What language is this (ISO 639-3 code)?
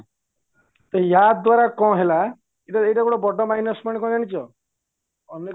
ori